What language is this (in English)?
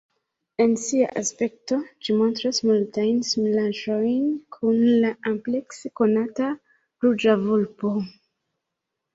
Esperanto